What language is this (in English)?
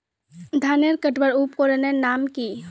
Magahi